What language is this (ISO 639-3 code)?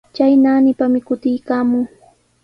qws